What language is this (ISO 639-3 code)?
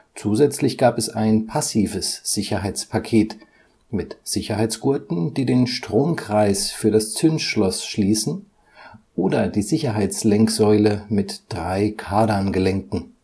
deu